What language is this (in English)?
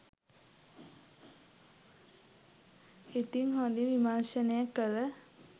Sinhala